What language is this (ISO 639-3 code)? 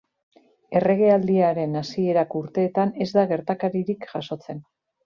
eus